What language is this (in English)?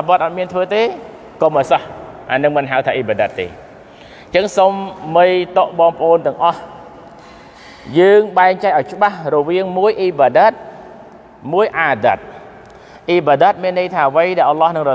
Thai